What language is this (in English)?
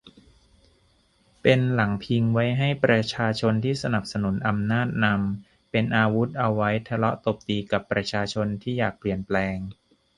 Thai